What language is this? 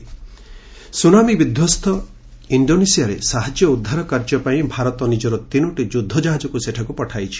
Odia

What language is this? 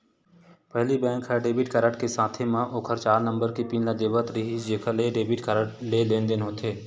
Chhattisgarhi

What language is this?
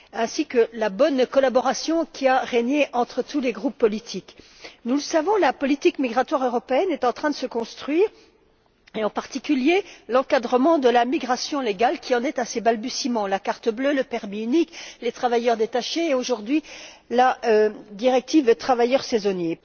French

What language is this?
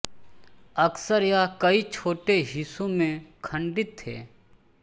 Hindi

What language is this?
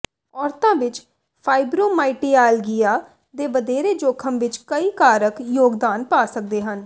Punjabi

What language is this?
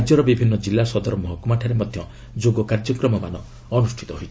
Odia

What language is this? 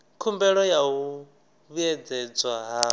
Venda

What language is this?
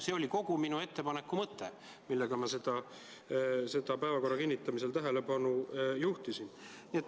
Estonian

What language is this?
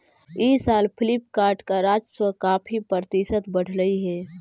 Magahi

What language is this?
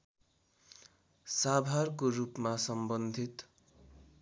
Nepali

